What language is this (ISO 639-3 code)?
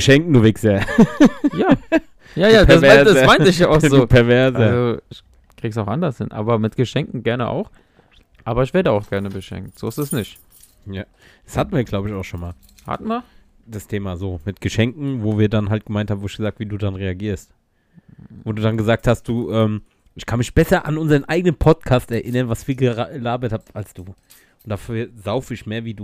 deu